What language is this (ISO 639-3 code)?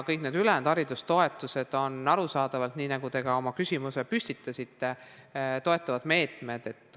est